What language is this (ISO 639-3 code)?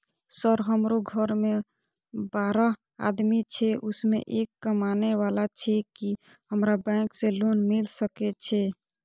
mai